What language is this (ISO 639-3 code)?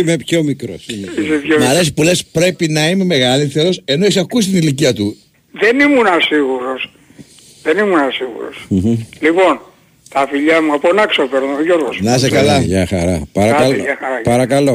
ell